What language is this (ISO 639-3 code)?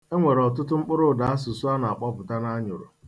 ibo